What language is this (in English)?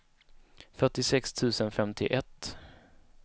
Swedish